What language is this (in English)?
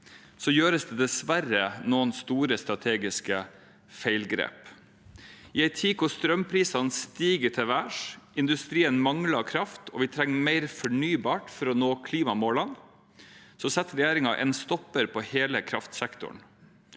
Norwegian